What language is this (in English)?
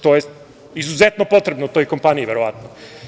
Serbian